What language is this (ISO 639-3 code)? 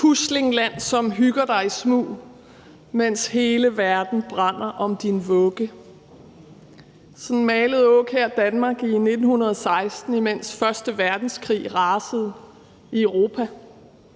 dan